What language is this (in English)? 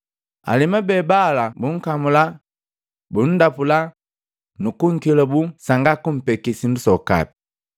Matengo